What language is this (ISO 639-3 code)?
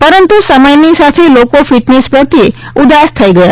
guj